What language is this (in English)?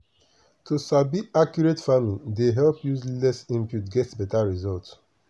Nigerian Pidgin